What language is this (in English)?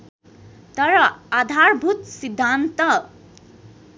Nepali